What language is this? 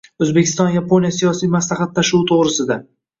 Uzbek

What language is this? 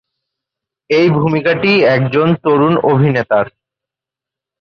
Bangla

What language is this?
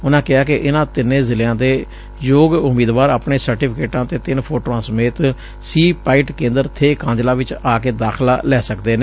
Punjabi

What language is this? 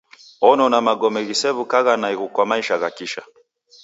Taita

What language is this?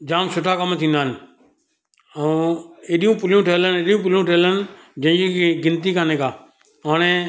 Sindhi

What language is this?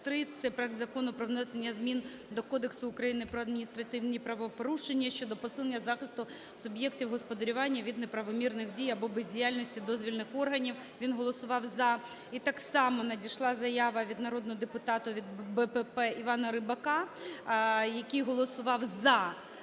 Ukrainian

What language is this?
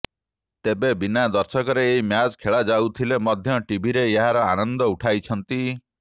Odia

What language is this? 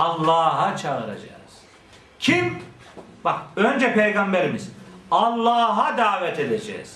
Turkish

